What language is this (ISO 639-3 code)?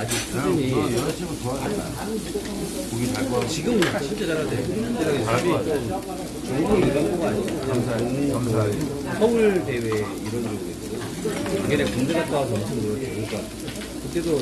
kor